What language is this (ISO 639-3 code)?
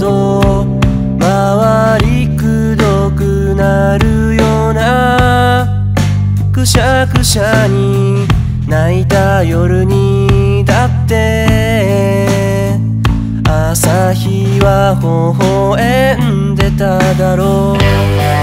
jpn